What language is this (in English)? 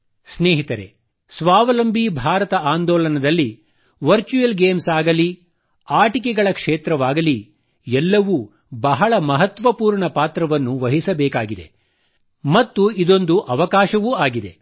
Kannada